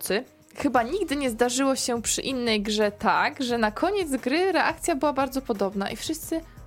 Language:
Polish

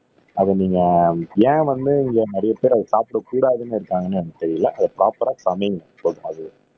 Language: Tamil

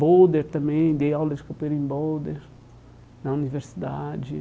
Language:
Portuguese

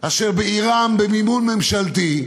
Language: Hebrew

